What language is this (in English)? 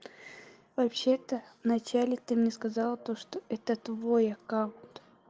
Russian